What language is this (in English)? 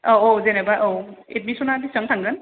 Bodo